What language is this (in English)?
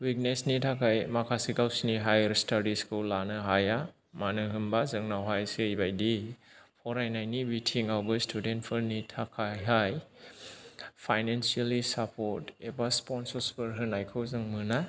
Bodo